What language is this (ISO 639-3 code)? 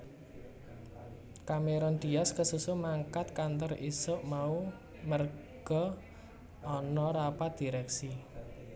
jav